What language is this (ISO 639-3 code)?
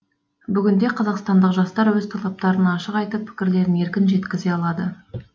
kaz